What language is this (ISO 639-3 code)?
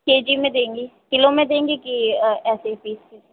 hin